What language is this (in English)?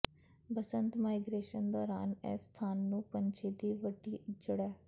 Punjabi